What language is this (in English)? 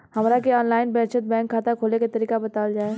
Bhojpuri